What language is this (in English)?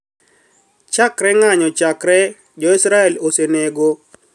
Luo (Kenya and Tanzania)